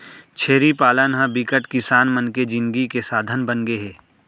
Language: Chhattisgarhi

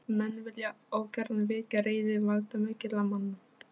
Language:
Icelandic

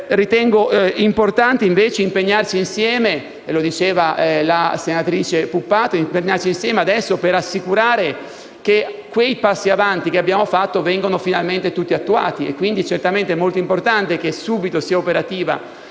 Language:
Italian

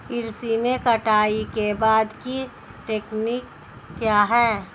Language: Hindi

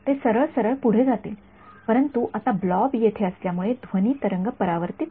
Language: Marathi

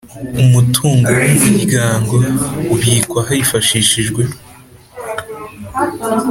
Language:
Kinyarwanda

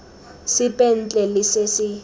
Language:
Tswana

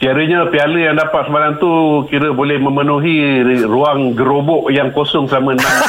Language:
Malay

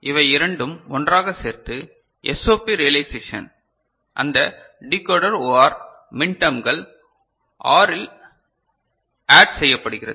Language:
Tamil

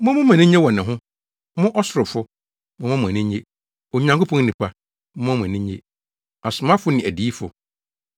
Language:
Akan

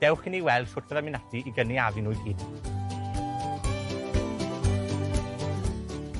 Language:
Welsh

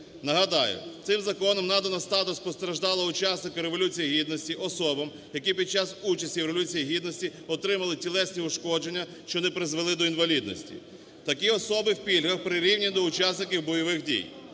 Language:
Ukrainian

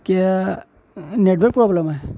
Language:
Urdu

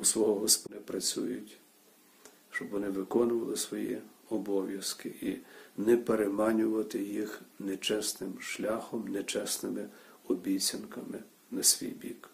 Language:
Ukrainian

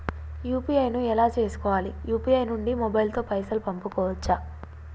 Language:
Telugu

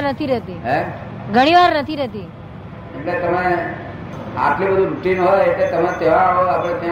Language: Gujarati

